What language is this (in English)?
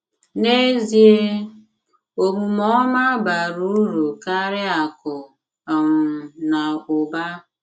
Igbo